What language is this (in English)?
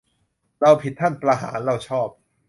Thai